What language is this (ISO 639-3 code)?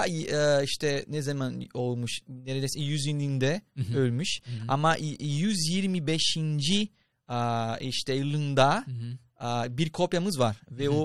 tur